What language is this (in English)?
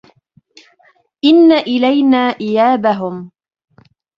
Arabic